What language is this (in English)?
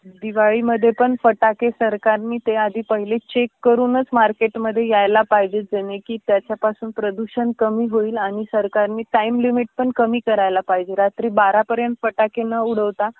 Marathi